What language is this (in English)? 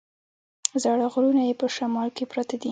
Pashto